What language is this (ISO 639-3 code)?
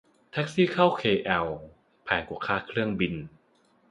tha